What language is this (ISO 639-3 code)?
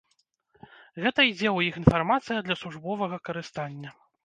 bel